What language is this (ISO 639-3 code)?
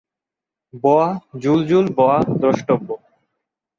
ben